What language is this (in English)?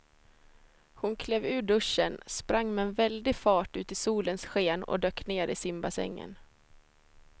Swedish